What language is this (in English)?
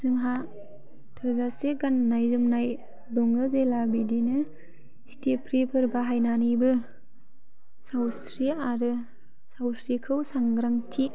Bodo